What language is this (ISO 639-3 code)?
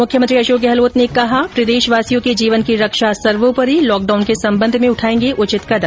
hin